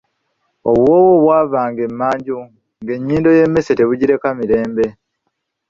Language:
Ganda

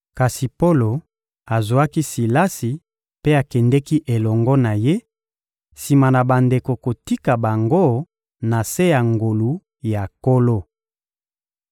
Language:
Lingala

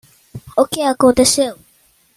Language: Portuguese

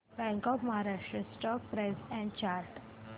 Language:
Marathi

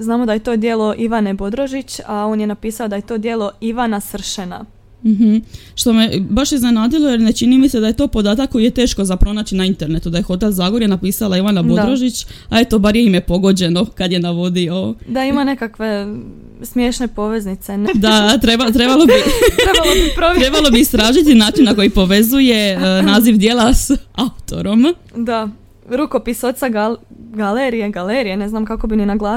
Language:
Croatian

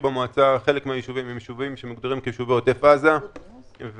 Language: Hebrew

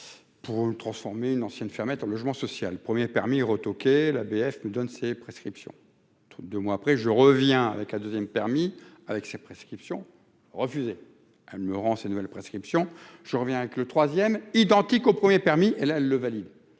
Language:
French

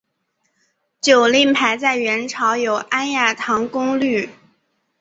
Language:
Chinese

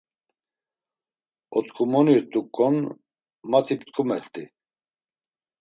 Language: Laz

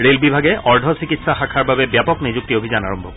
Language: Assamese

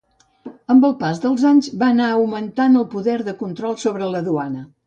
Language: Catalan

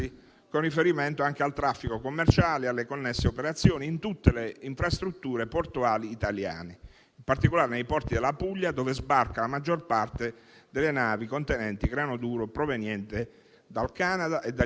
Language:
Italian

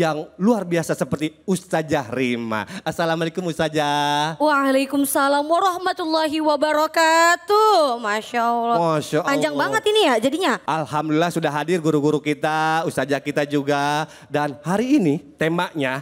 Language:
Indonesian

